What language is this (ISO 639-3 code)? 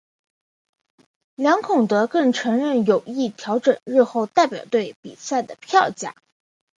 zho